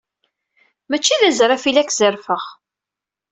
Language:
Kabyle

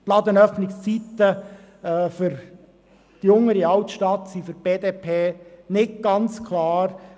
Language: Swiss German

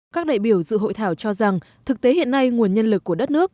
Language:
Vietnamese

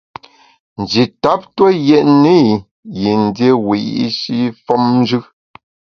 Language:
Bamun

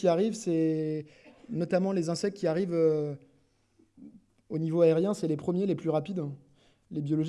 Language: French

